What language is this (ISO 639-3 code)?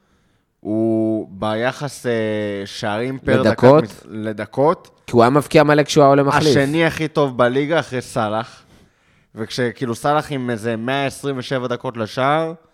heb